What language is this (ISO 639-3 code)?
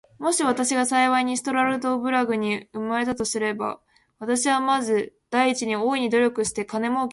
jpn